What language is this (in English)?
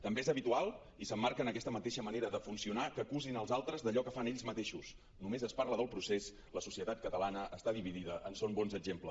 Catalan